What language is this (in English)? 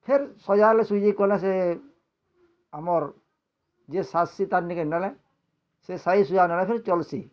Odia